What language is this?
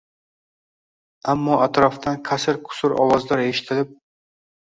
Uzbek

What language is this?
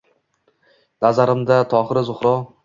Uzbek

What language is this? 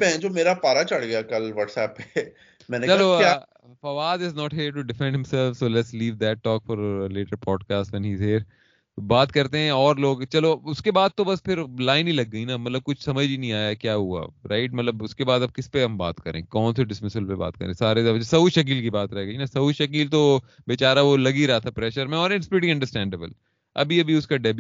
Urdu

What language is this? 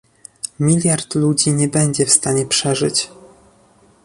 Polish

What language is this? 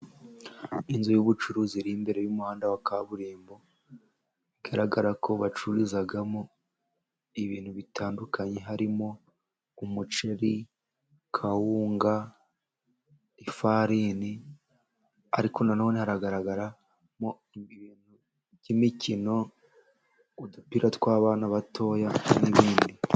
Kinyarwanda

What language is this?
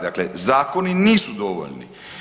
Croatian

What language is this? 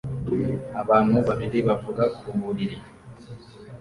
Kinyarwanda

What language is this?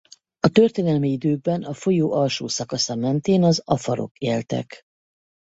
Hungarian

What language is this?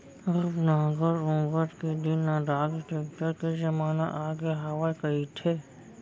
Chhattisgarhi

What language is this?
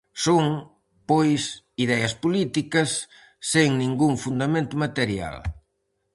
Galician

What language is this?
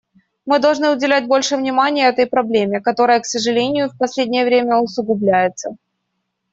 Russian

